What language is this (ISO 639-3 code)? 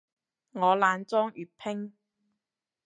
yue